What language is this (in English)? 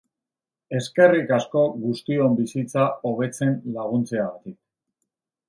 Basque